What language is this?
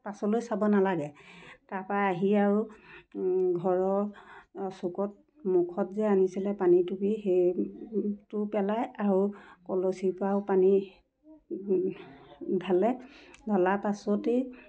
Assamese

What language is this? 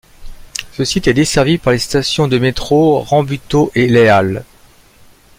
French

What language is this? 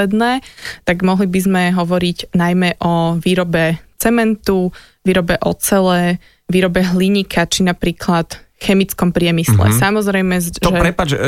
Slovak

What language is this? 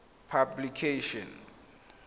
Tswana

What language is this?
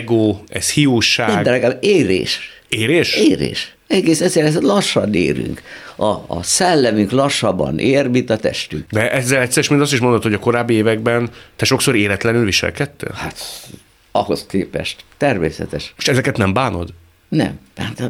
Hungarian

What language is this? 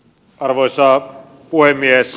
Finnish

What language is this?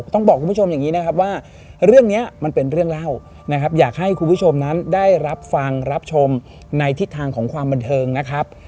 Thai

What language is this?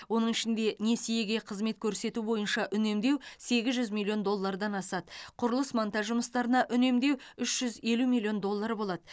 Kazakh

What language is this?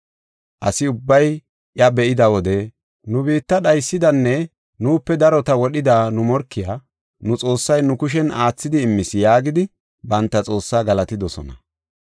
Gofa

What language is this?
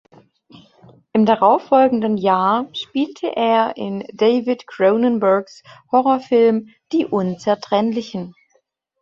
German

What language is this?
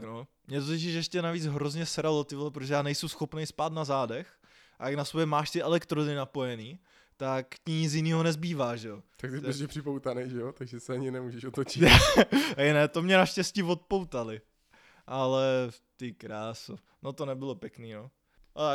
Czech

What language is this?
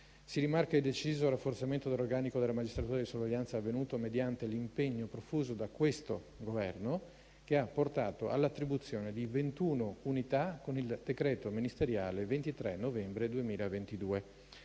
Italian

